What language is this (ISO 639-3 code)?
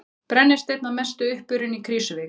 isl